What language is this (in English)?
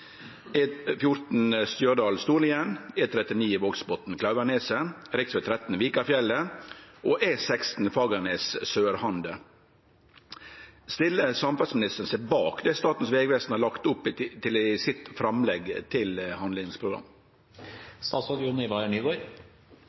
Norwegian Nynorsk